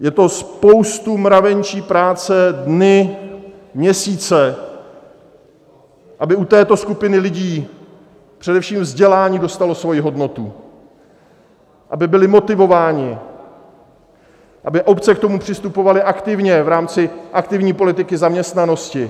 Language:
Czech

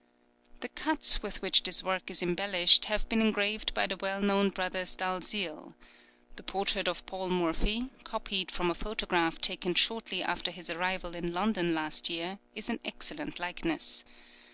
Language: English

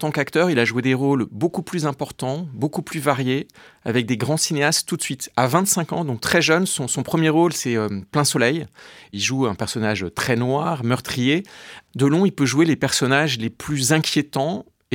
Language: French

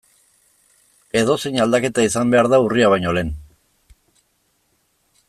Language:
Basque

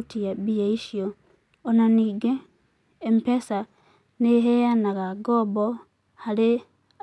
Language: Kikuyu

